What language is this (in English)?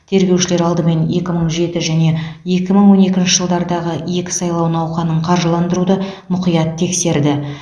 Kazakh